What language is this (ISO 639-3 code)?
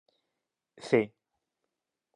glg